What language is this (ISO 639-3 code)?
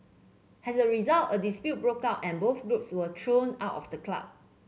eng